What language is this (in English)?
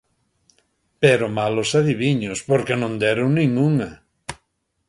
Galician